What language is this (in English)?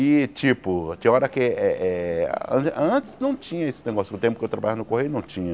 Portuguese